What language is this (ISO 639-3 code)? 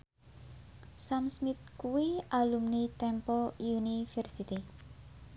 jav